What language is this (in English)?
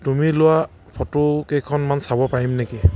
Assamese